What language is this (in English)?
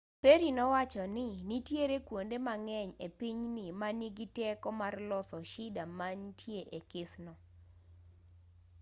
Luo (Kenya and Tanzania)